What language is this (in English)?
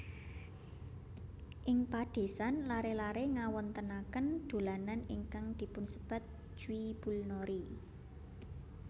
Javanese